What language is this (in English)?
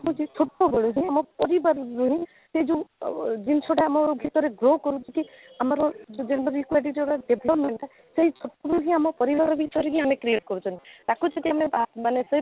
Odia